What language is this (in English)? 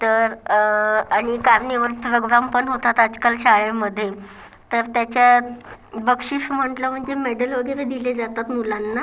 Marathi